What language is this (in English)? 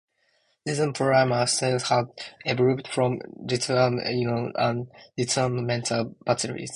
English